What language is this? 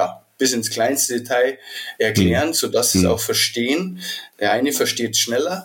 German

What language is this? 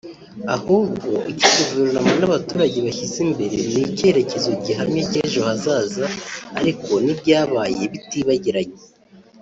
Kinyarwanda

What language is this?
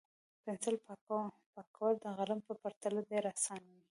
Pashto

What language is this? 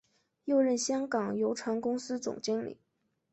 Chinese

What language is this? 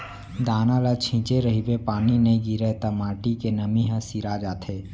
Chhattisgarhi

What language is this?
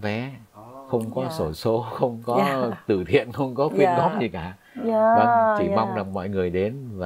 Vietnamese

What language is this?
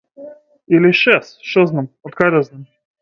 Macedonian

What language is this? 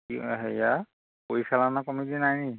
Assamese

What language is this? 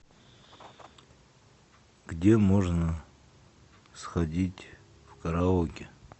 Russian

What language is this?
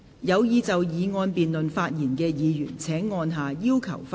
Cantonese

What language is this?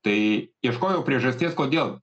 Lithuanian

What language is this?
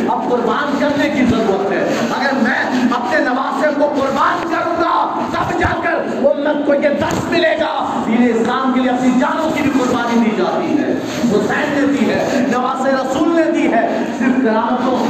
Urdu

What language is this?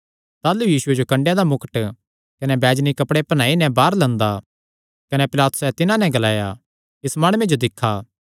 Kangri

